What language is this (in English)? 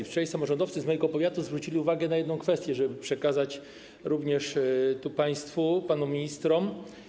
Polish